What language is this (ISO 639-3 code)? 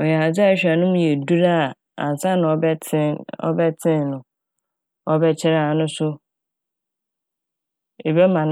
aka